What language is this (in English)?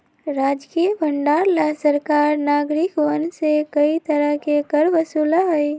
Magahi